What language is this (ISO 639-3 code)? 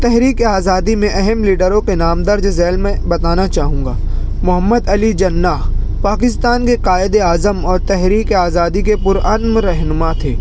urd